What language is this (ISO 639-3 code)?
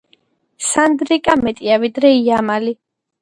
kat